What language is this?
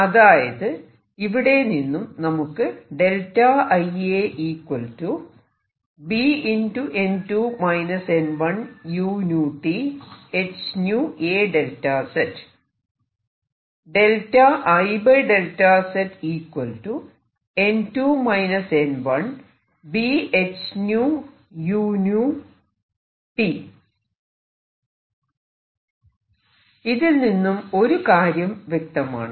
Malayalam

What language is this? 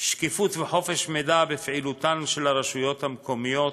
Hebrew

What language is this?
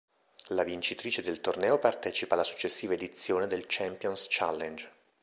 Italian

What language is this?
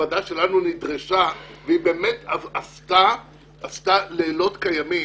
Hebrew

